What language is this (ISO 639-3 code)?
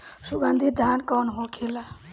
bho